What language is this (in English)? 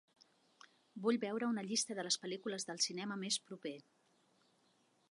Catalan